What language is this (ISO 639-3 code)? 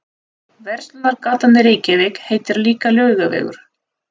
isl